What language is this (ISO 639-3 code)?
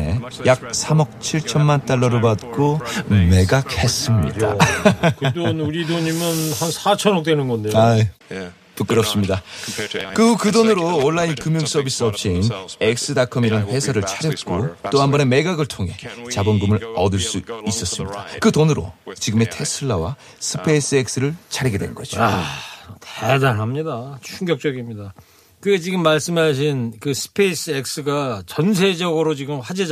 kor